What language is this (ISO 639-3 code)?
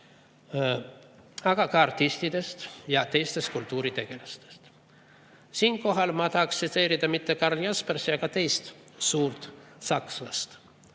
est